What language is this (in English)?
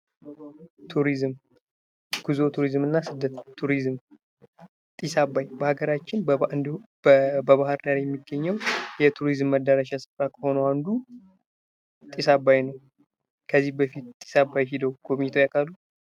Amharic